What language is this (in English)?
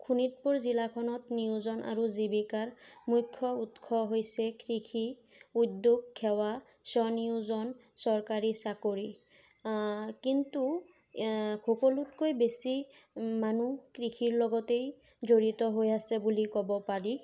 Assamese